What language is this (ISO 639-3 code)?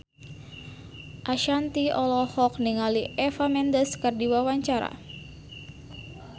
sun